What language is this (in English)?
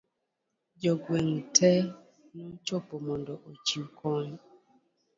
Luo (Kenya and Tanzania)